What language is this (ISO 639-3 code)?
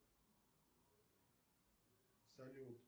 rus